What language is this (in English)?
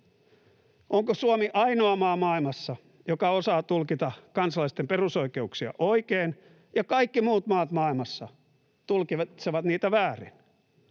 Finnish